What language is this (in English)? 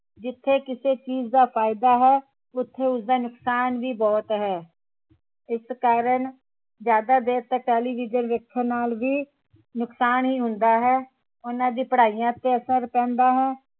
Punjabi